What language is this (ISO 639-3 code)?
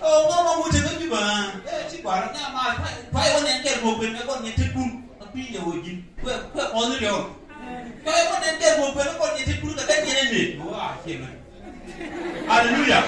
tha